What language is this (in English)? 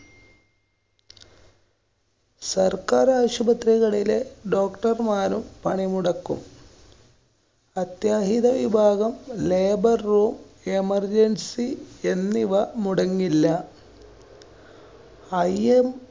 Malayalam